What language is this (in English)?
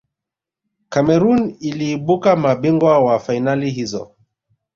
Swahili